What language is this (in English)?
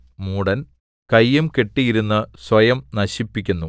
Malayalam